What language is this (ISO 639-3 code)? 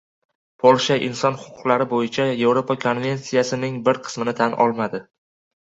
uzb